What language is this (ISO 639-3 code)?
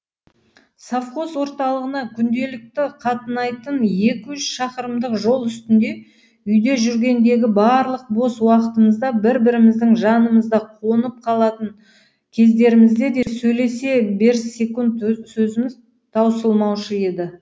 kaz